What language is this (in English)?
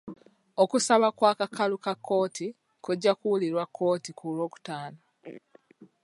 Ganda